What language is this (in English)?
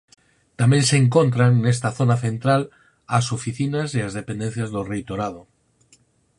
Galician